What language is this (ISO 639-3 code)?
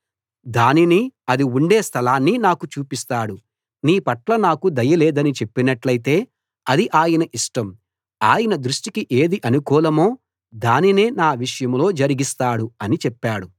tel